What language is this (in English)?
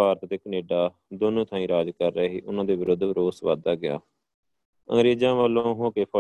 Punjabi